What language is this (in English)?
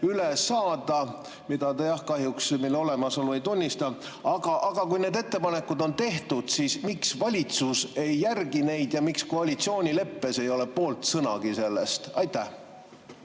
Estonian